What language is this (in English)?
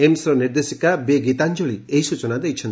Odia